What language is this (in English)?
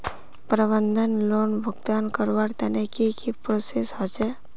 Magahi